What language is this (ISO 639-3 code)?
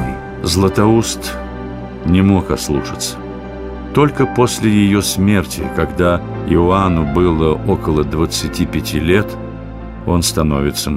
rus